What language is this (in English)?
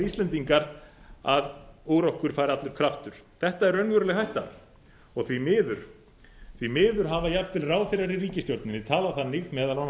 Icelandic